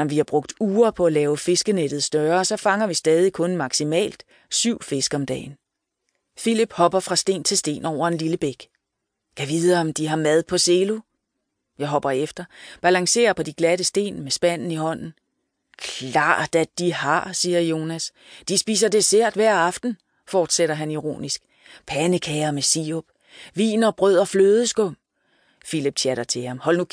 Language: Danish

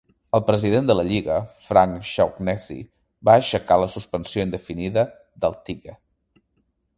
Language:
Catalan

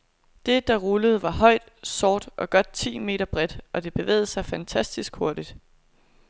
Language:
Danish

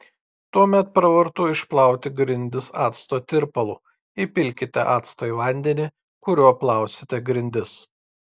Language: Lithuanian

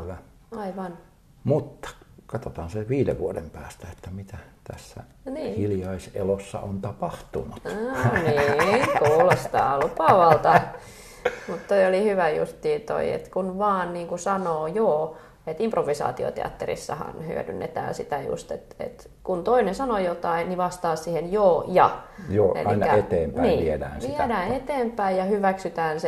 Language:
Finnish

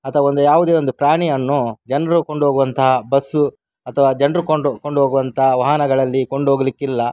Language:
Kannada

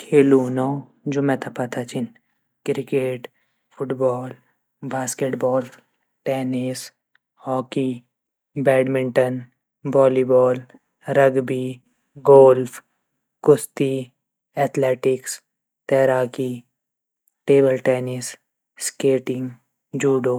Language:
Garhwali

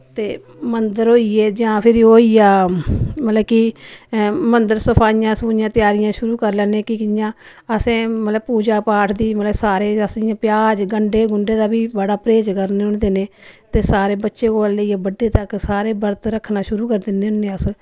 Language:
Dogri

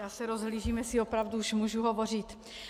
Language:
Czech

